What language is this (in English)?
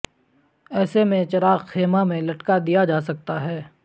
Urdu